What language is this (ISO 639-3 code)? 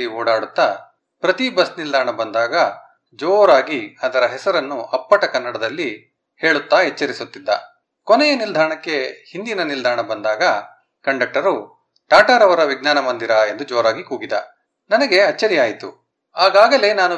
kan